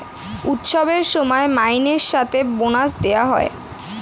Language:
Bangla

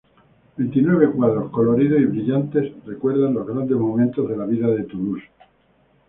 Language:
Spanish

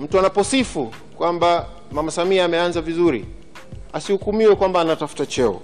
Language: Swahili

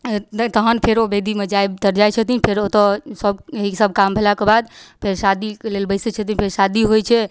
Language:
Maithili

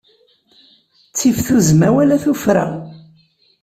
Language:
Kabyle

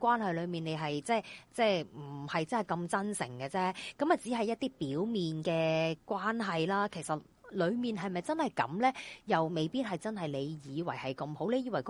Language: Chinese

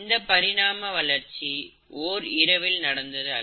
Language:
Tamil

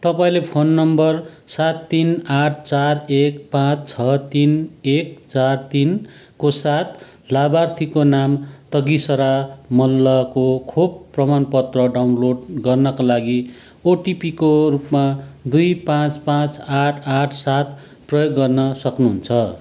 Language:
Nepali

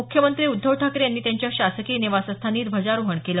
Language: Marathi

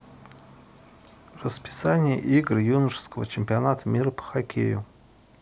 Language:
Russian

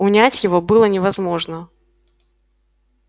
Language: Russian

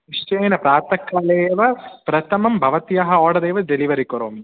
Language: Sanskrit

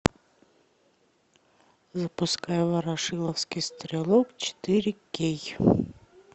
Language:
Russian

